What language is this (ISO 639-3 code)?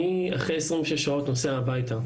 heb